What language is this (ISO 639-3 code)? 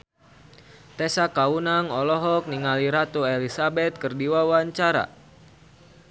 sun